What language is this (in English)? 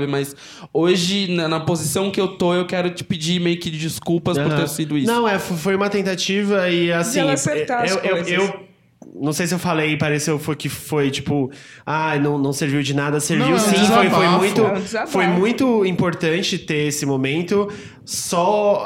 Portuguese